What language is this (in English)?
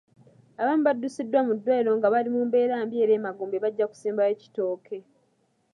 Ganda